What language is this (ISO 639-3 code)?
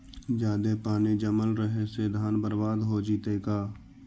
mag